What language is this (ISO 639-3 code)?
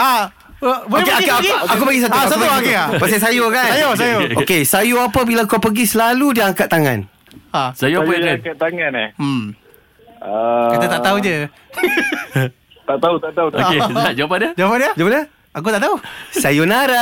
msa